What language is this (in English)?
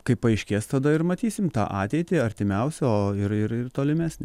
Lithuanian